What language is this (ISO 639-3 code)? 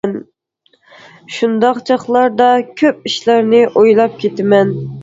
uig